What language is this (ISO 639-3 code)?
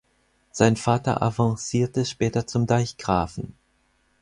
deu